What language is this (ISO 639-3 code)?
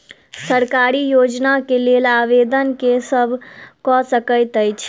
mai